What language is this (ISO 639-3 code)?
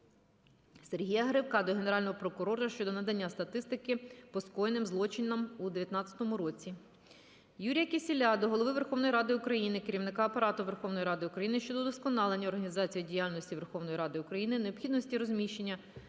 ukr